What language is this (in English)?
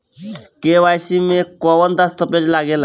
Bhojpuri